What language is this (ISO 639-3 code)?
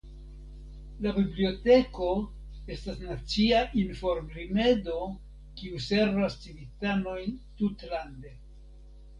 epo